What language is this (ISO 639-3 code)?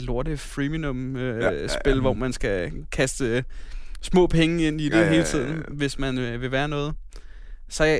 dan